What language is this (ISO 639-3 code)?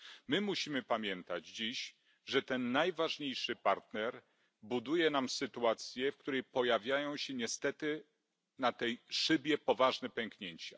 pol